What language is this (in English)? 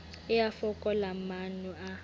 Southern Sotho